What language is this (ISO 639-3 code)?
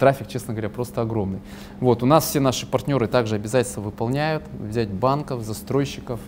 rus